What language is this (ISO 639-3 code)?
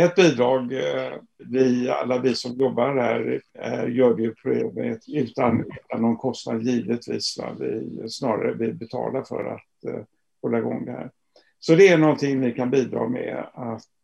swe